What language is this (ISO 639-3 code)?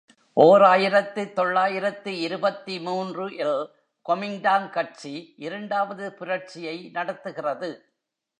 tam